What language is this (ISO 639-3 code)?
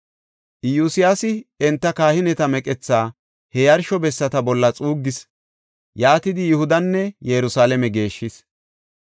gof